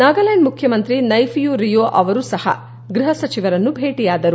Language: Kannada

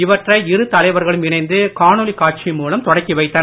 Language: Tamil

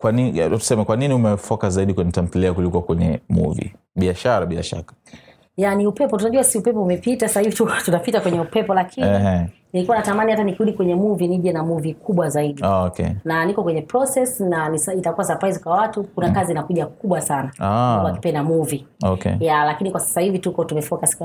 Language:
Swahili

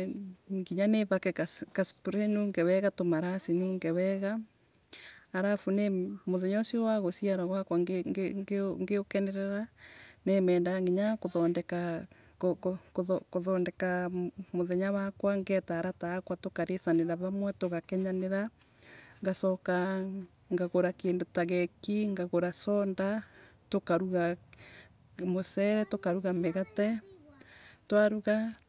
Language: Embu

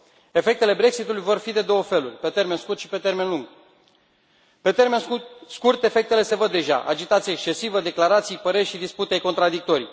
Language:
Romanian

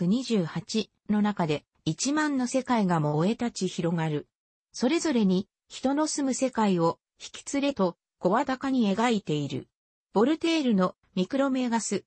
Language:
Japanese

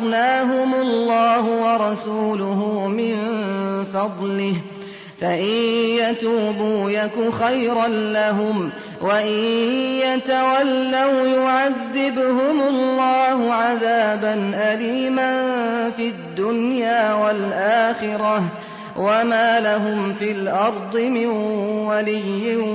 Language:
Arabic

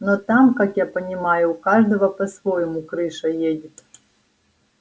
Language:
Russian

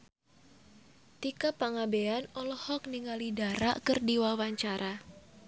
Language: Sundanese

